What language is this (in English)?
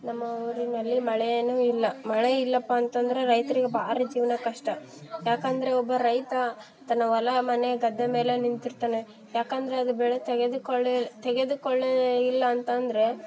Kannada